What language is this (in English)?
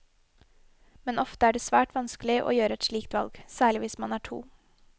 Norwegian